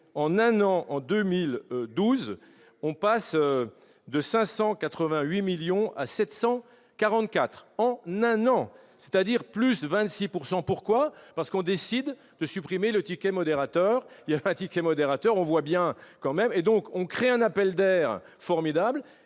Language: French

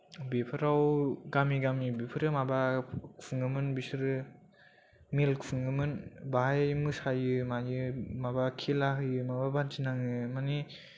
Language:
Bodo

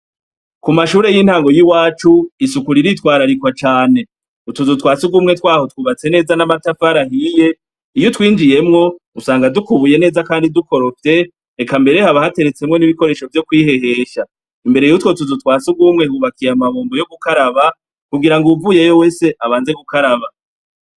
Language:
Rundi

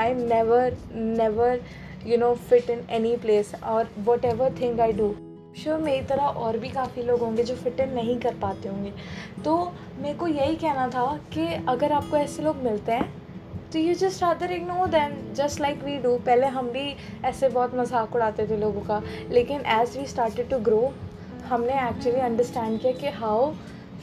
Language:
Hindi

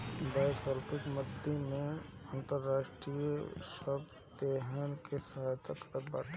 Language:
Bhojpuri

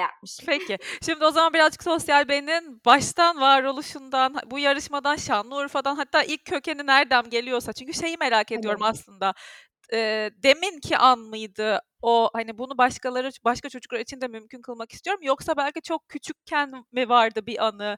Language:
Turkish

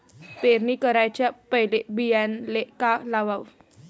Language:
Marathi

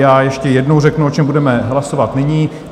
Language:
Czech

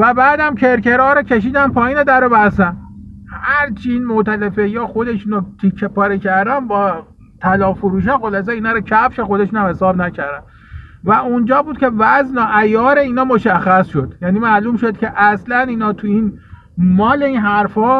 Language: Persian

